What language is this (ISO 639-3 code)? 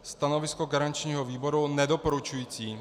ces